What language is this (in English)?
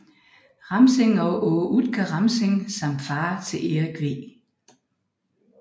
Danish